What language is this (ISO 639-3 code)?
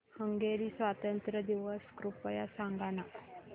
mar